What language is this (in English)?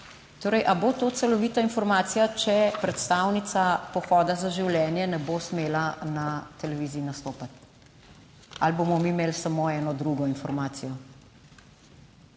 Slovenian